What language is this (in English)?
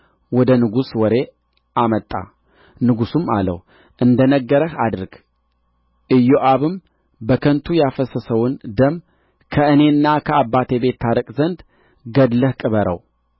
Amharic